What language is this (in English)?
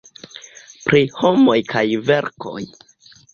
Esperanto